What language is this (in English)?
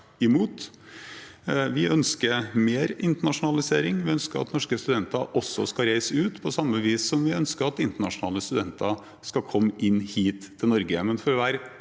Norwegian